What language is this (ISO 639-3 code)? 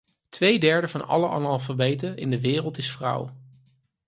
nld